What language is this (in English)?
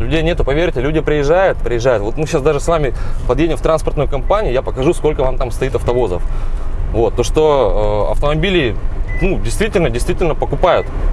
Russian